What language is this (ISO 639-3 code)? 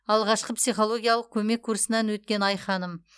kaz